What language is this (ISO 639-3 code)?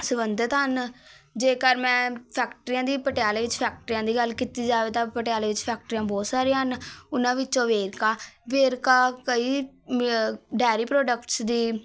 pan